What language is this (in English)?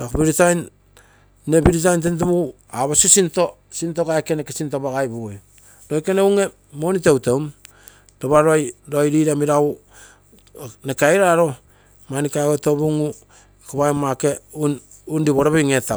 Terei